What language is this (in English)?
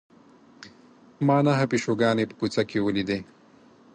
Pashto